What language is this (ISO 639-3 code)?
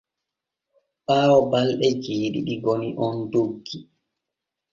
fue